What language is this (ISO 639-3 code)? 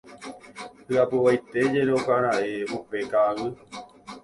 grn